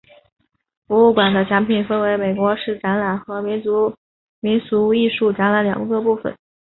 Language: Chinese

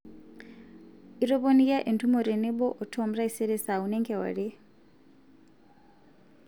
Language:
Masai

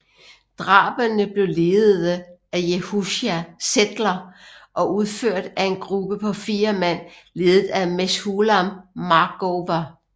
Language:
Danish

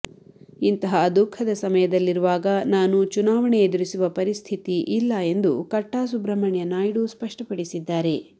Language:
Kannada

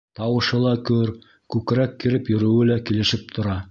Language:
Bashkir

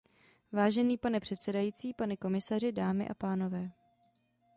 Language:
Czech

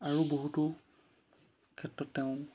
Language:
Assamese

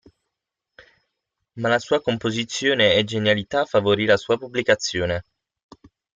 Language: Italian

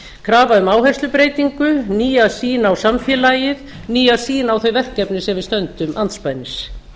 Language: Icelandic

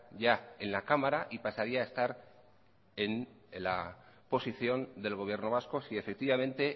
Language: Spanish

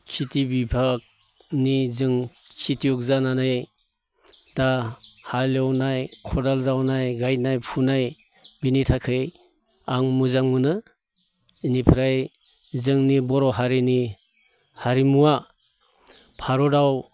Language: Bodo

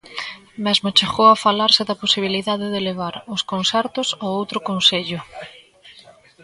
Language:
Galician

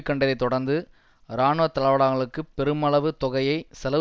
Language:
Tamil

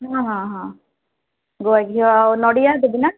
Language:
Odia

